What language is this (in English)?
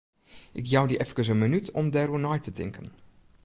Western Frisian